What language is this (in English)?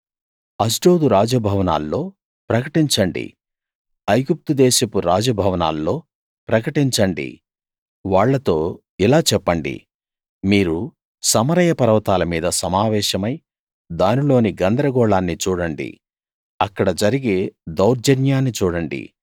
Telugu